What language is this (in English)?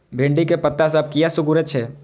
Maithili